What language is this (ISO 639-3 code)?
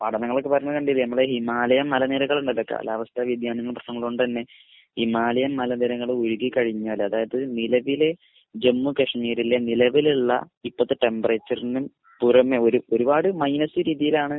mal